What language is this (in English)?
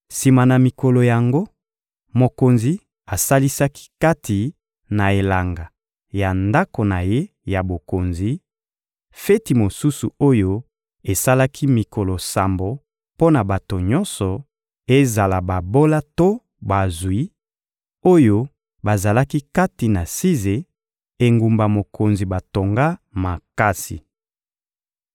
Lingala